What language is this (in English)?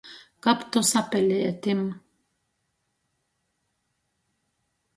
Latgalian